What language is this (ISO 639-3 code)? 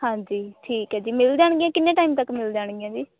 pan